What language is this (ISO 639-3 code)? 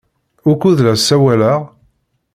kab